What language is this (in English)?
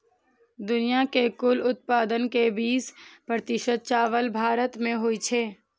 Maithili